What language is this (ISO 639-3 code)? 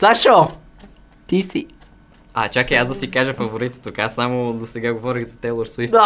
bul